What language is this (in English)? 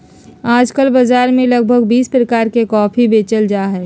Magahi